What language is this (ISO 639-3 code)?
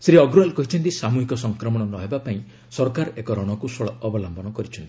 ori